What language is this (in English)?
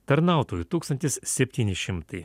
Lithuanian